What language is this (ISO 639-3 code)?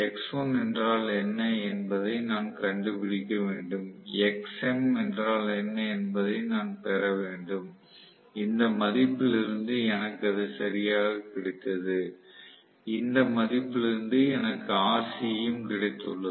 tam